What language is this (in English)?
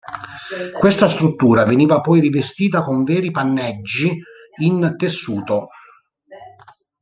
Italian